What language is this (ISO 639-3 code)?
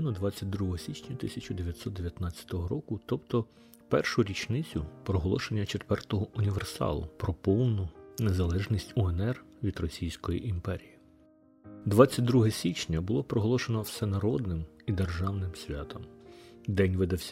ukr